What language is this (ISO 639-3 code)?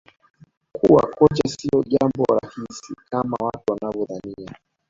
swa